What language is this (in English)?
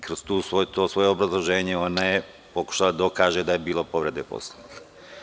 Serbian